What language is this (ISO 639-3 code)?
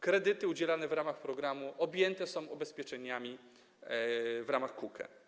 pol